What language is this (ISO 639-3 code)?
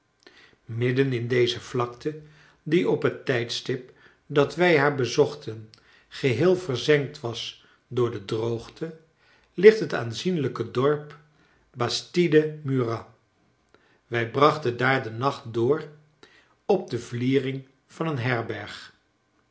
nld